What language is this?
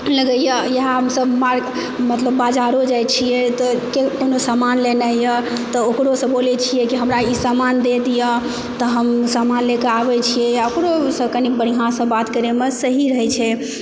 Maithili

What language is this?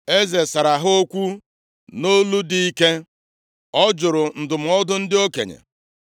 Igbo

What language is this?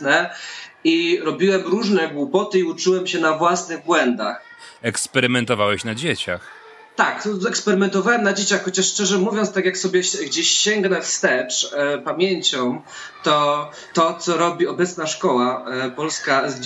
Polish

